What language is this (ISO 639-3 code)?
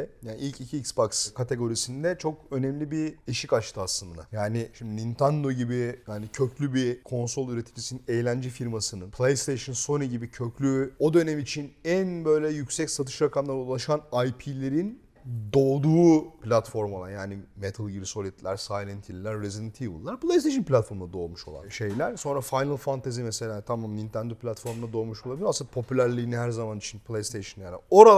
tur